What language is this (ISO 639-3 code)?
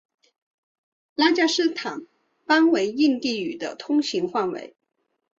zho